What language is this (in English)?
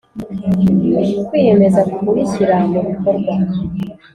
Kinyarwanda